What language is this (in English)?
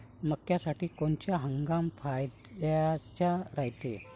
Marathi